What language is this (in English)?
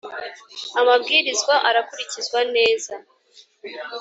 Kinyarwanda